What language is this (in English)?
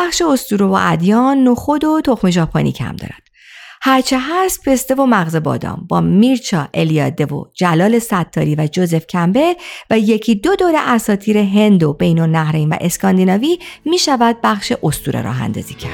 Persian